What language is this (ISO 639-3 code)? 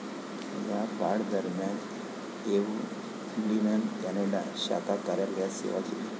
mar